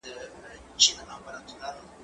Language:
Pashto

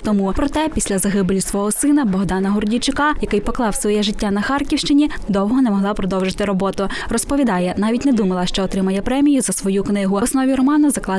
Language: Ukrainian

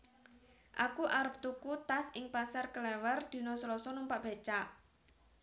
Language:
Javanese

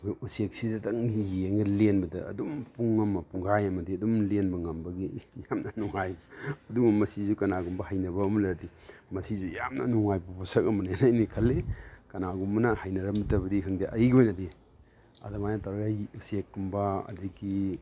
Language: Manipuri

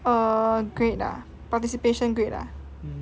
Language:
English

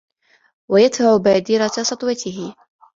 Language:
Arabic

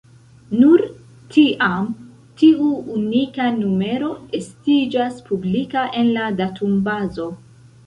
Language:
Esperanto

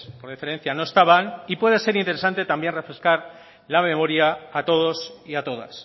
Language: Spanish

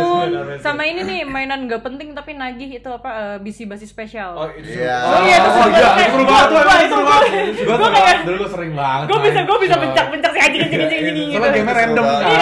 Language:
Indonesian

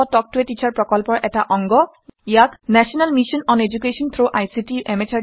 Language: Assamese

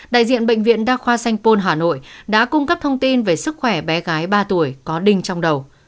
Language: Vietnamese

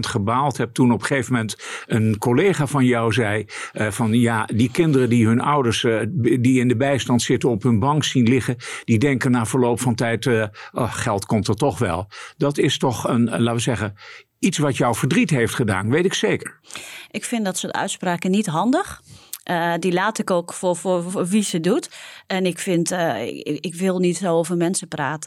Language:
Dutch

